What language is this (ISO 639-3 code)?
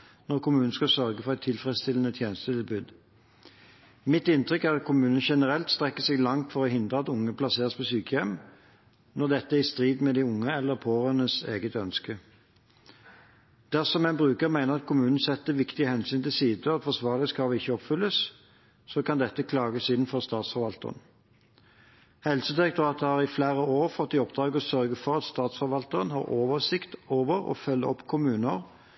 nob